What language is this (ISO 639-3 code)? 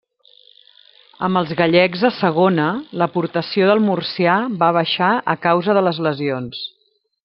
cat